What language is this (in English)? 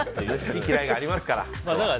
Japanese